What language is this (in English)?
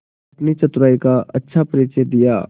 Hindi